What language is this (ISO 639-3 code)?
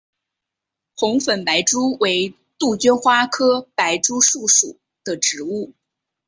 zho